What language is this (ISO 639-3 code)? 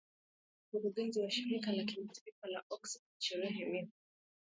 swa